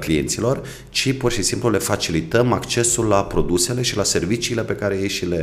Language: Romanian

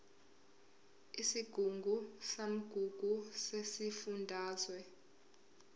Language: Zulu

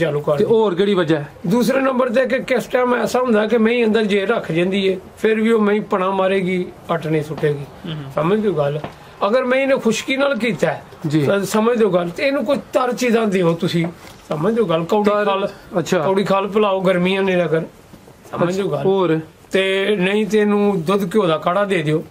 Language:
Punjabi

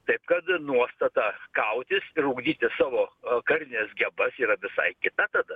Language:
Lithuanian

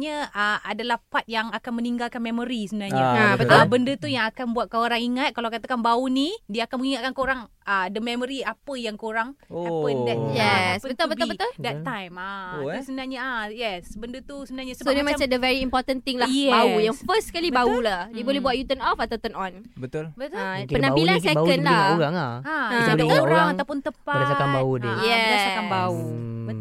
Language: Malay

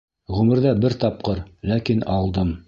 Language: Bashkir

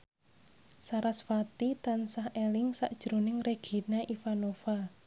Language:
Javanese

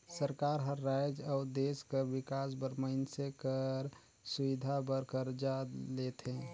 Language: Chhattisgarhi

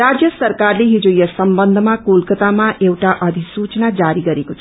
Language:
Nepali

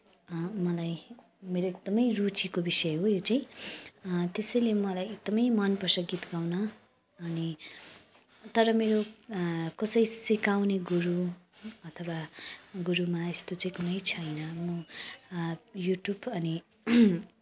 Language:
Nepali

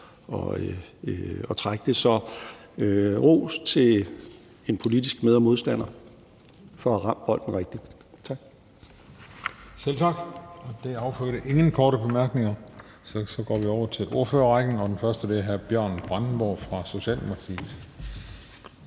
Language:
Danish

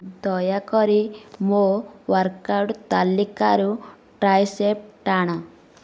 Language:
Odia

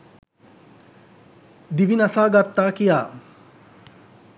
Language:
Sinhala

